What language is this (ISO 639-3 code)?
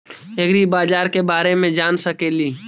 mag